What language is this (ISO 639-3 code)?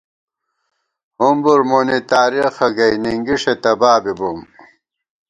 gwt